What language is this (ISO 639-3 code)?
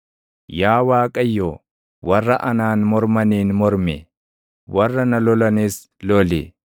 orm